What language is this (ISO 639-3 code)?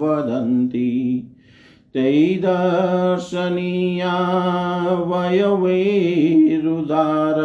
hin